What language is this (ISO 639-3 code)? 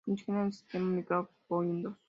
spa